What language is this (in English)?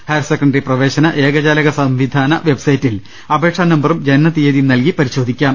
Malayalam